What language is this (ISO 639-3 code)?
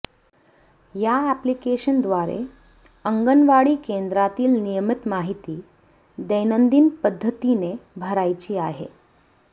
mar